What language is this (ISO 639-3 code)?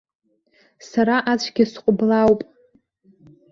abk